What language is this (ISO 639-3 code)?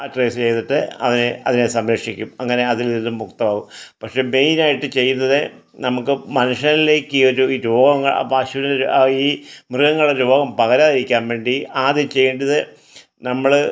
mal